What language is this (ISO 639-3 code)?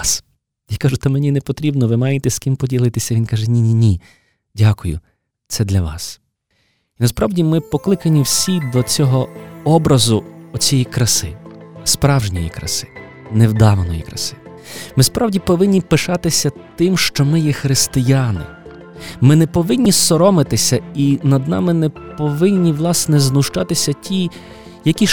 ukr